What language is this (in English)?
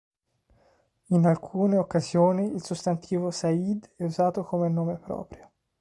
Italian